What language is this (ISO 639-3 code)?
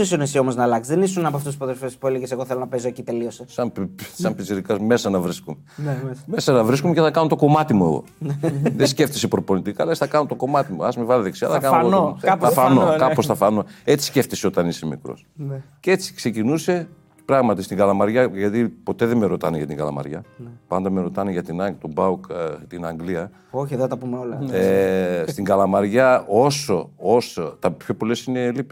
ell